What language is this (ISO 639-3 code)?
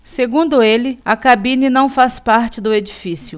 por